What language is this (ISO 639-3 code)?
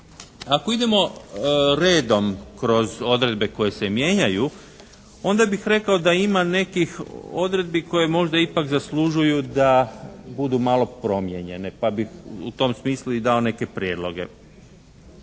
hrv